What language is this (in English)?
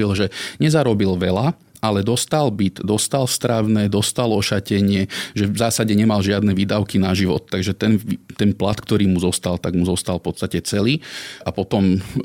Slovak